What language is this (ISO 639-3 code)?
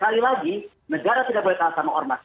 ind